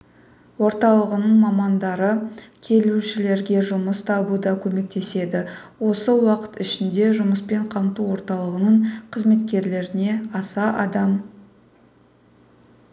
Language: Kazakh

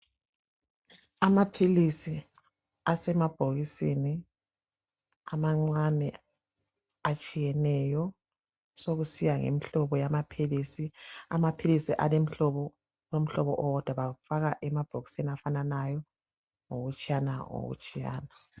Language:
North Ndebele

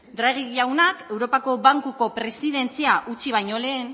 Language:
Basque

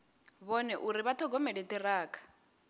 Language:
Venda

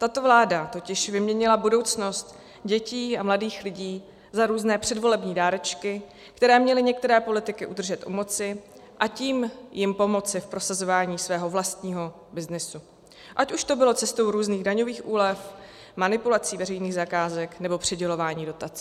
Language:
Czech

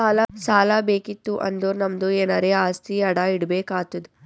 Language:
Kannada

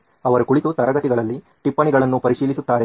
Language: Kannada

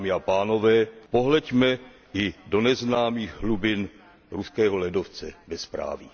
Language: Czech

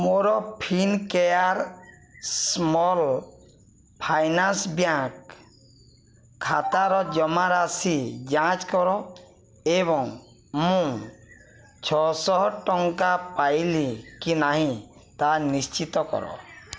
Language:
Odia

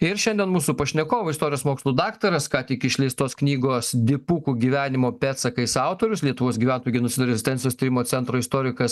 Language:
Lithuanian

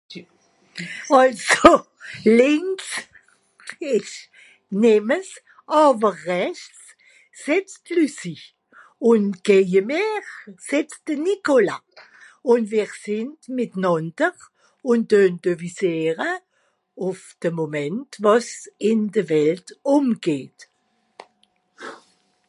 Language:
Swiss German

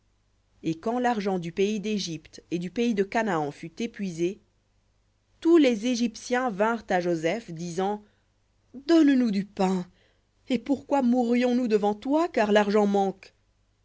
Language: French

